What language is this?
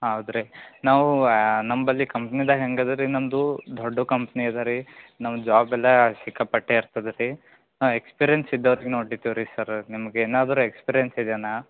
Kannada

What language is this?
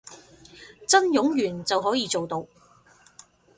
Cantonese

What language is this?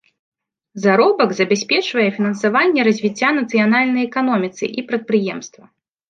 Belarusian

